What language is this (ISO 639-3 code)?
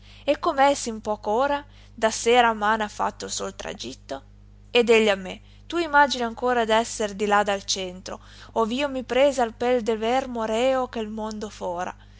ita